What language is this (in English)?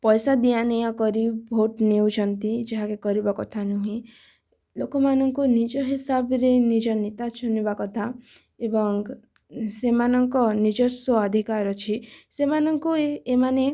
Odia